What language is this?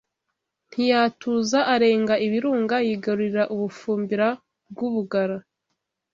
Kinyarwanda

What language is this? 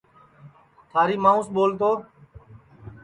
Sansi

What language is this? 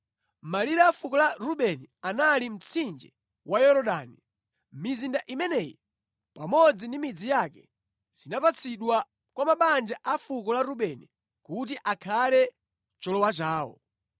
Nyanja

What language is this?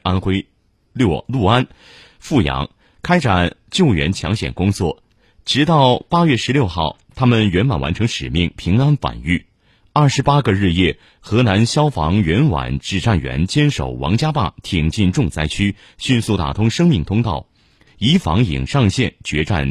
Chinese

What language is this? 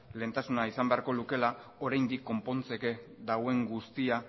Basque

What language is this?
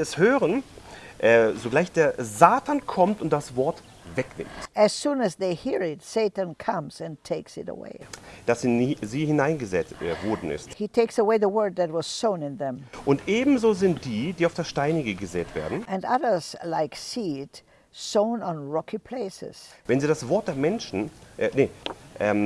German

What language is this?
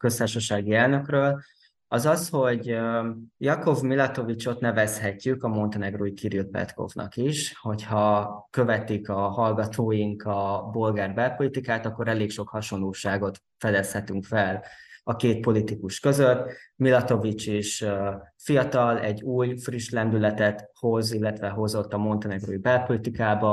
Hungarian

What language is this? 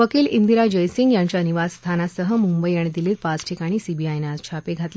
Marathi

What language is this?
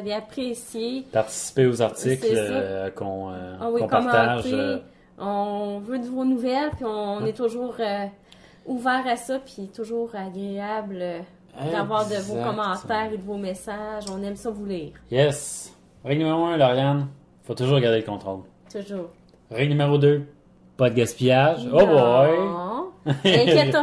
French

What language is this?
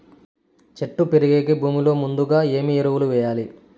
Telugu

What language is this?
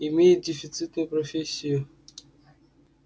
Russian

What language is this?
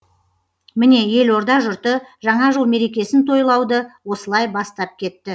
Kazakh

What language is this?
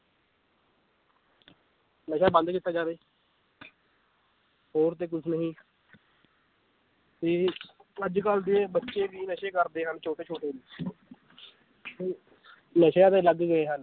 Punjabi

